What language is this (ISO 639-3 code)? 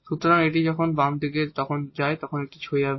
ben